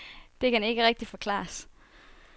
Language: Danish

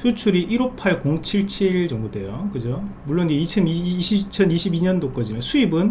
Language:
Korean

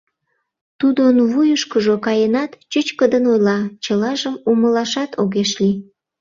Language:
Mari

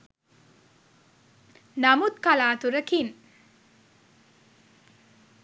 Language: Sinhala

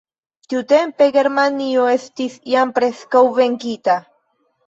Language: Esperanto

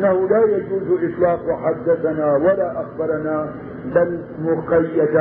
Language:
Arabic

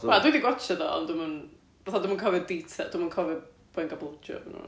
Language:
Welsh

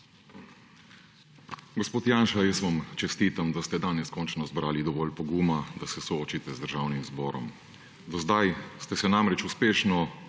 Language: Slovenian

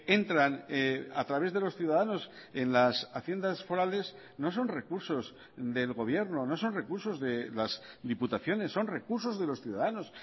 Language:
Spanish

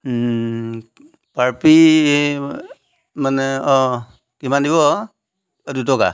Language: Assamese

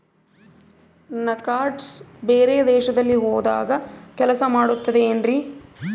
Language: Kannada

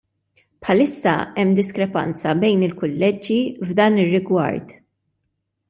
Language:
Maltese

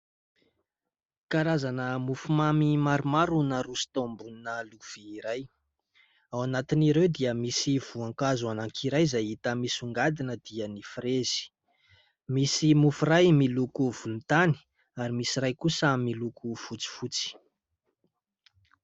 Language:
Malagasy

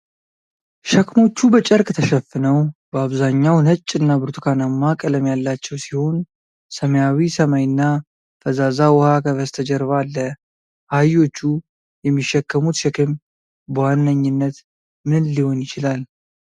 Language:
Amharic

